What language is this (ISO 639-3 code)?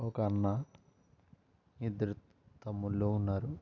tel